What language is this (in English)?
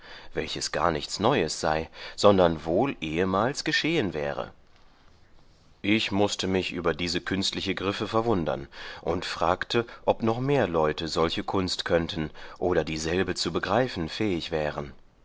German